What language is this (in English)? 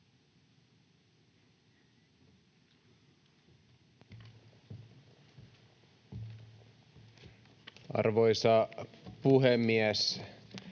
Finnish